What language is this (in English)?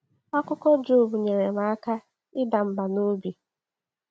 Igbo